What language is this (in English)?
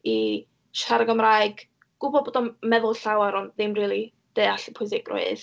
Welsh